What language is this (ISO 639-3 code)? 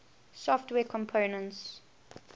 eng